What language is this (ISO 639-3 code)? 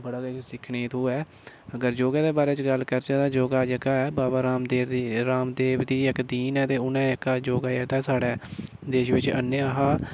doi